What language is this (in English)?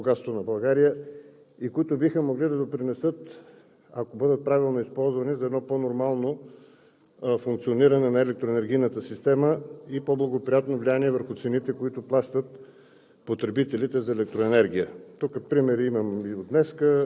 Bulgarian